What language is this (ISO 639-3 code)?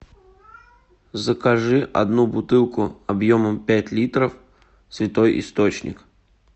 rus